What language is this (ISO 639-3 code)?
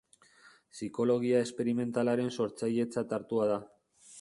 eus